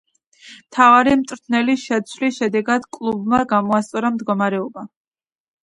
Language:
Georgian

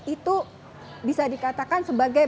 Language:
Indonesian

